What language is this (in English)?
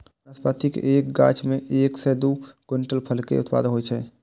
Maithili